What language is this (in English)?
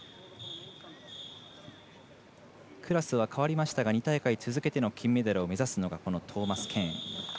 Japanese